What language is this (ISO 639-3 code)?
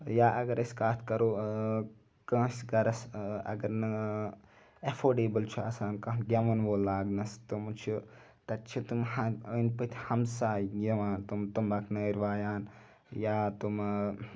kas